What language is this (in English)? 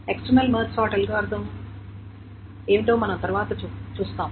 Telugu